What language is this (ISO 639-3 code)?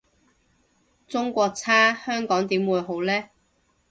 yue